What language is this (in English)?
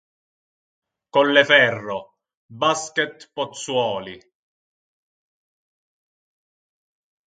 Italian